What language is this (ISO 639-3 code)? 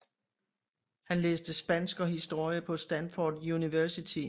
dan